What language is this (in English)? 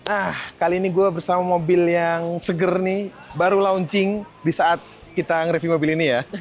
Indonesian